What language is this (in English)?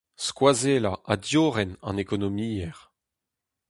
Breton